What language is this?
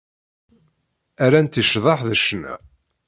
Kabyle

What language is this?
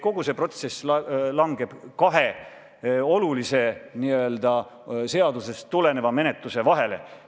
Estonian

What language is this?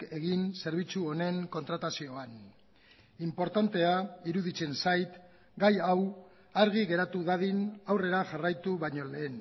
Basque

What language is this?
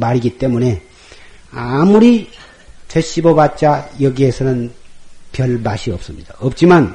Korean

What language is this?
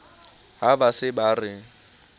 Southern Sotho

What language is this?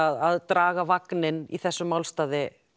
Icelandic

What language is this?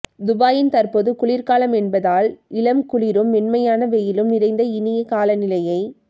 Tamil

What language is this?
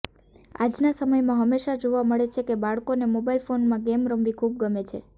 Gujarati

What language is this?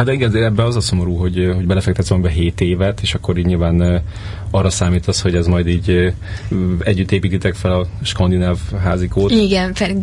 Hungarian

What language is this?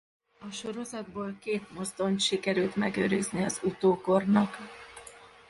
Hungarian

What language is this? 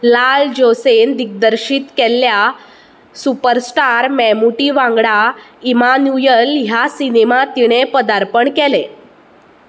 Konkani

